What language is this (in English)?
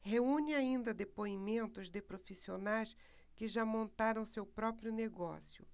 Portuguese